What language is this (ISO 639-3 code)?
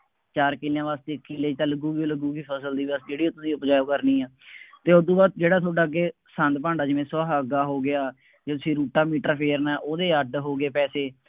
pan